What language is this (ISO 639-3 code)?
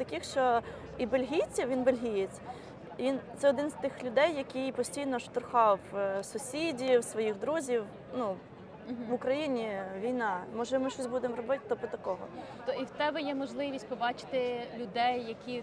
ukr